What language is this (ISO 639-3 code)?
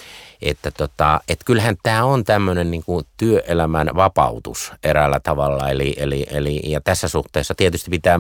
fin